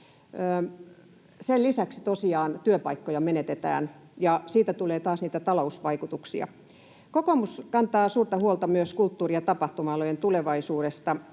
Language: Finnish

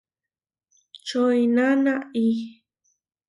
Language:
Huarijio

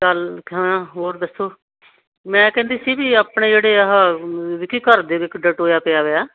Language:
Punjabi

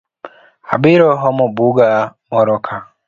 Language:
Luo (Kenya and Tanzania)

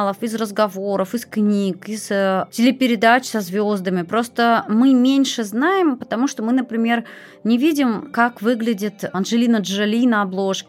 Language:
Russian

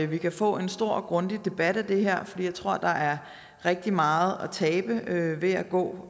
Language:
Danish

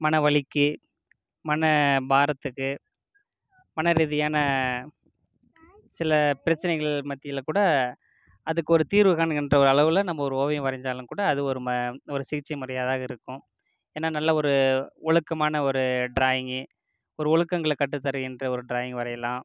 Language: Tamil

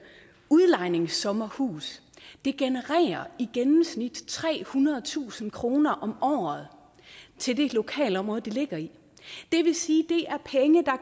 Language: Danish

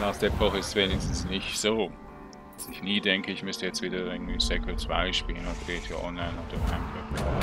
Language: German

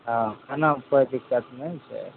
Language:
Maithili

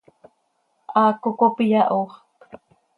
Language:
Seri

